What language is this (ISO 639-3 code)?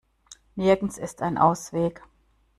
deu